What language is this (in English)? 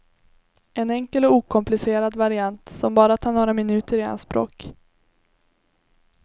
Swedish